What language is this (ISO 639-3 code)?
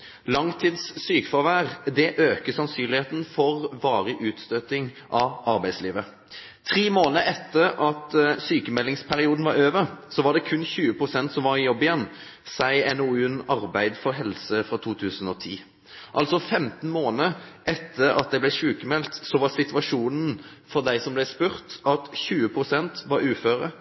nob